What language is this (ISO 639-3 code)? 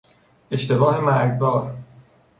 fas